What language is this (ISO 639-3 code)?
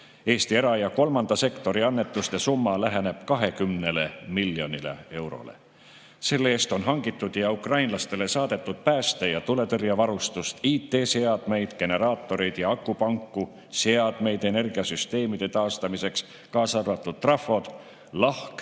est